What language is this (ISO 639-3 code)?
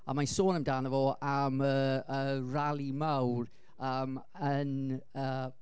cym